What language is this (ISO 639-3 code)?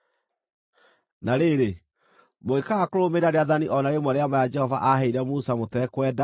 kik